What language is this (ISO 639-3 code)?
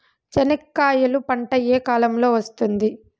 tel